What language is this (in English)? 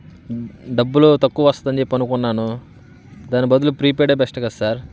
Telugu